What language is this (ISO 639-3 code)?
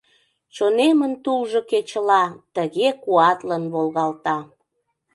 chm